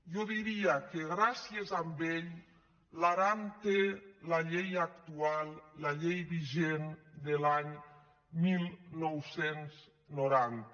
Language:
Catalan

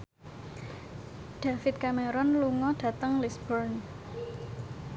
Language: Javanese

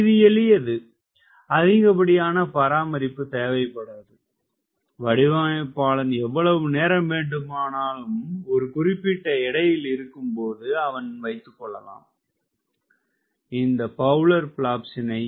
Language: Tamil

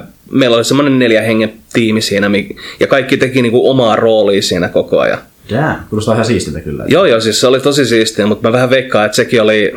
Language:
Finnish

